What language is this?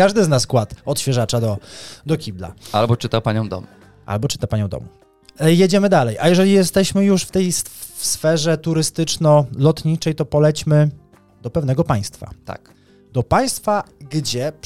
Polish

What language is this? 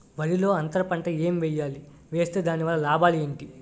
Telugu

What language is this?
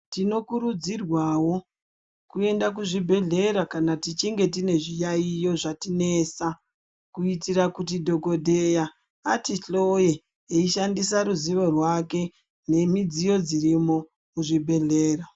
Ndau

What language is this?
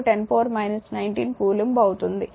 Telugu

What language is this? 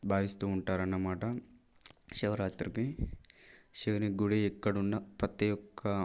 Telugu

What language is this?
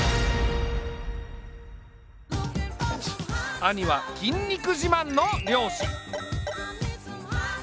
Japanese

